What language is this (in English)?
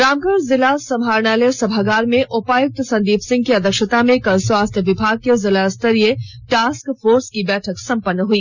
Hindi